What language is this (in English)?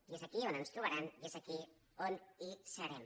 Catalan